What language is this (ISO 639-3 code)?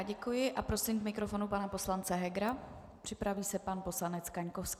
ces